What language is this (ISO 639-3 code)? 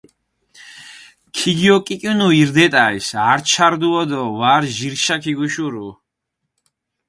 xmf